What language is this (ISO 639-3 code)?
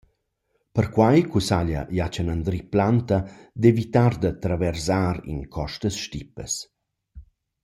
roh